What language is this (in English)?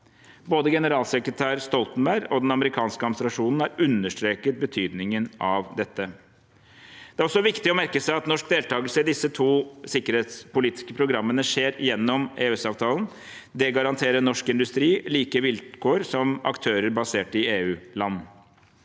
Norwegian